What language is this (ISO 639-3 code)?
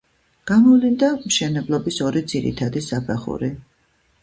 kat